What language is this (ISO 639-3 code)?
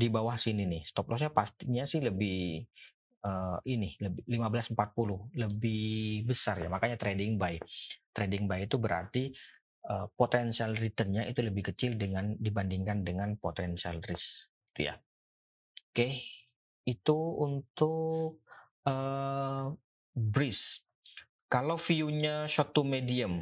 ind